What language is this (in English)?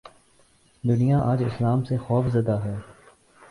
Urdu